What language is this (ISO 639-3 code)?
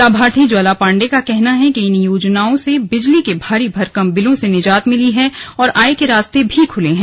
hin